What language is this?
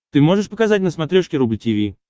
Russian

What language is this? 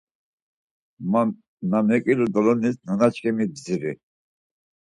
Laz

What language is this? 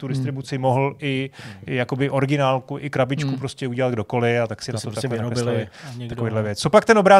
Czech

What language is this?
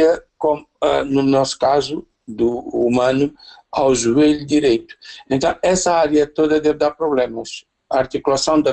Portuguese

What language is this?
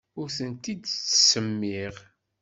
Kabyle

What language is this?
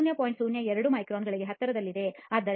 Kannada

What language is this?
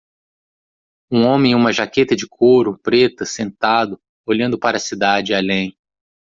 Portuguese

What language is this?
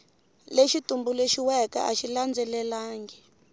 Tsonga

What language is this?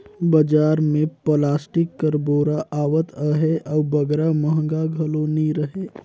Chhattisgarhi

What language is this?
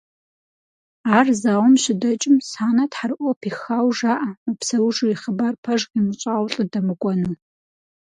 Kabardian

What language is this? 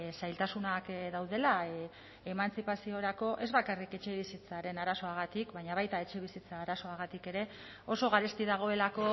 Basque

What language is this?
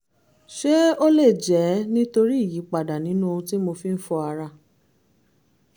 Yoruba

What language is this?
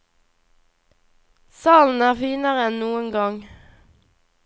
Norwegian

